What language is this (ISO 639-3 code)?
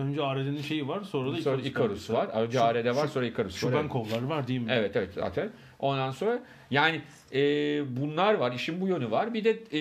tur